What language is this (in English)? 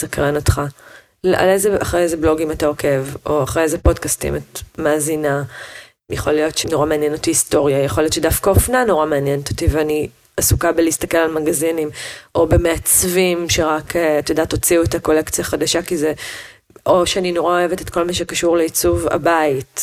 Hebrew